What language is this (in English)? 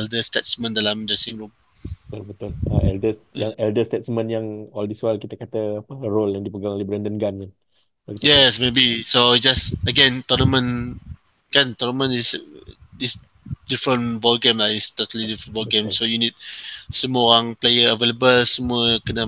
Malay